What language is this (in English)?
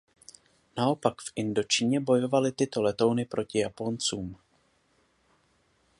Czech